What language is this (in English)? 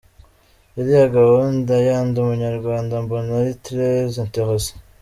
Kinyarwanda